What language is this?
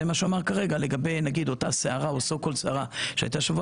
Hebrew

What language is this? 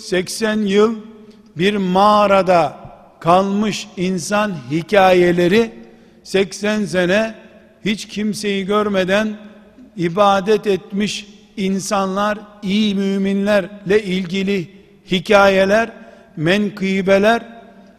Turkish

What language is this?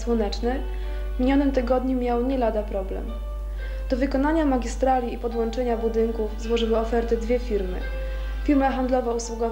Polish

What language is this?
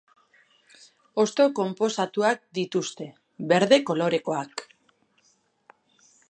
Basque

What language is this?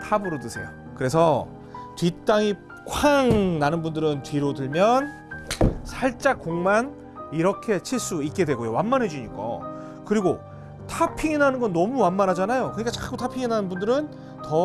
Korean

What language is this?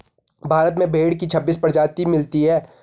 Hindi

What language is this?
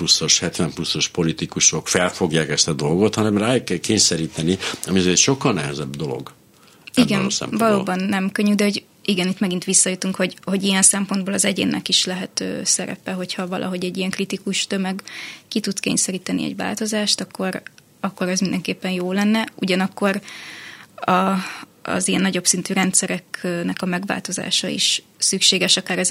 Hungarian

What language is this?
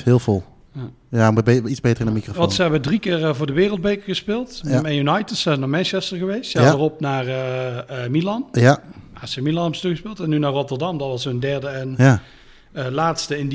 Dutch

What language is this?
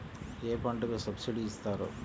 Telugu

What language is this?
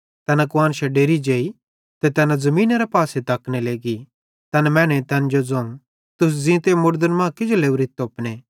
Bhadrawahi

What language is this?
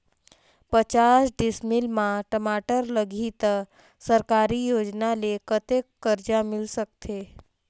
Chhattisgarhi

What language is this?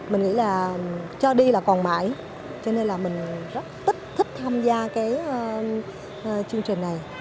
Vietnamese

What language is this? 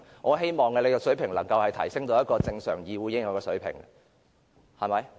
Cantonese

